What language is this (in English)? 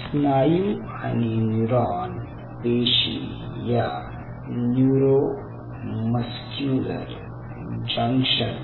Marathi